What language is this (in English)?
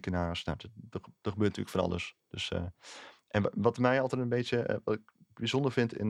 Dutch